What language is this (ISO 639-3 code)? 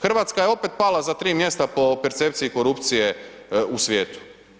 hrv